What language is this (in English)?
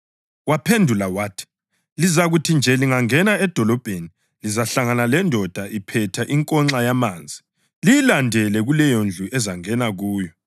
North Ndebele